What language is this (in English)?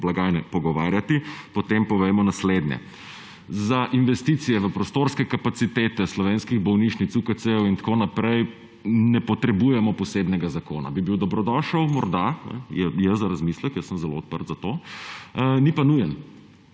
Slovenian